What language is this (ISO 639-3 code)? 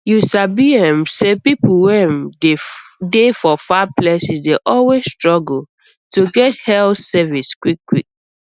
pcm